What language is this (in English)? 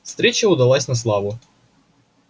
Russian